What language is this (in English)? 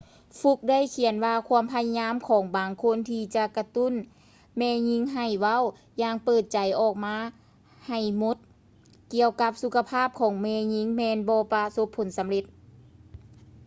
Lao